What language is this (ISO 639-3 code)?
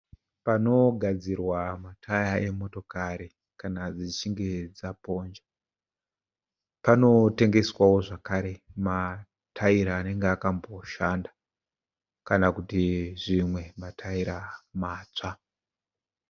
sna